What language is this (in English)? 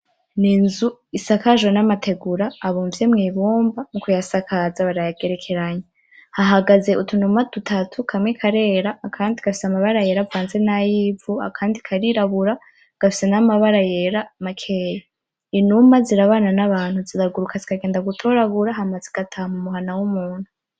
Rundi